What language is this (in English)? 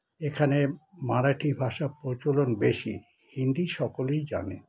Bangla